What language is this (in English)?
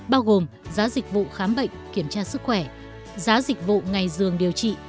Vietnamese